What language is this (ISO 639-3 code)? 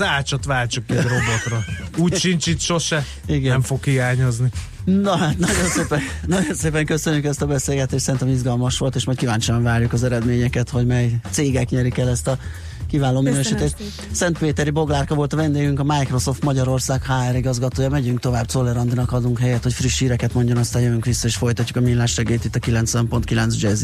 hun